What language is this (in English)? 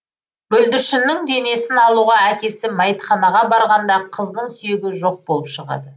Kazakh